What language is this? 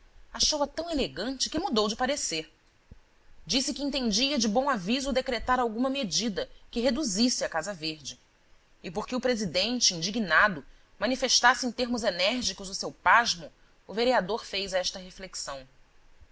Portuguese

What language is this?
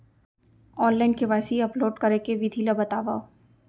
Chhattisgarhi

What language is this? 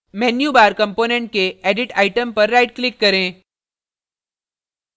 Hindi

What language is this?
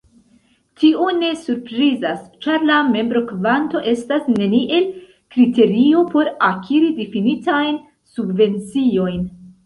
Esperanto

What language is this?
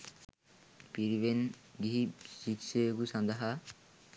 Sinhala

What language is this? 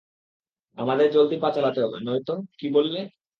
Bangla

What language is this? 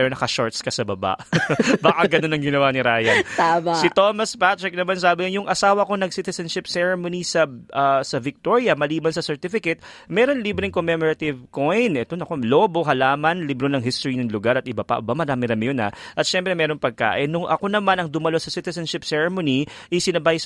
Filipino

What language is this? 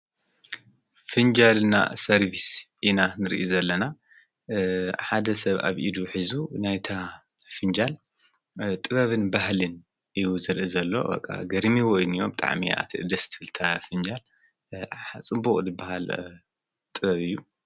Tigrinya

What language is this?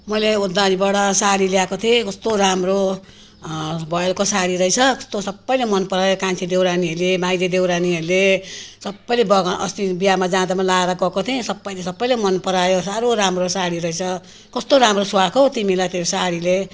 Nepali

